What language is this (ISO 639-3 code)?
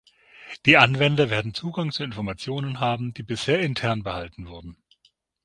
deu